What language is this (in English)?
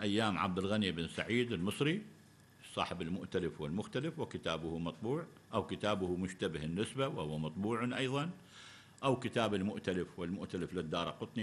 Arabic